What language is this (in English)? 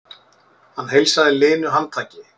Icelandic